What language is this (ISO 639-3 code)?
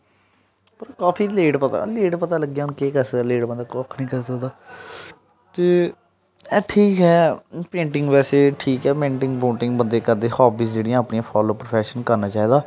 doi